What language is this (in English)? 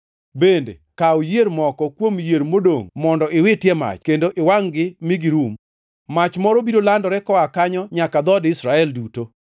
Luo (Kenya and Tanzania)